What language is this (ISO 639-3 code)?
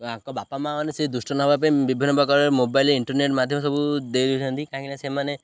ori